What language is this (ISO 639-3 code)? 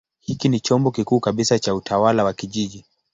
swa